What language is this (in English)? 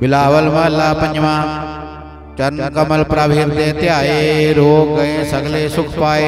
Indonesian